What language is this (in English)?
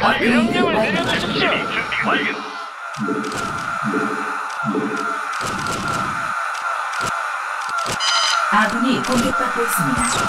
Korean